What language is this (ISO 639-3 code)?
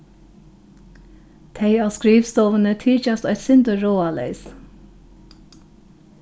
fao